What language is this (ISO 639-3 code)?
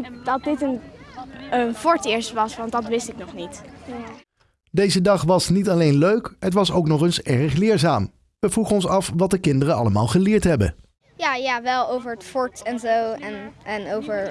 nld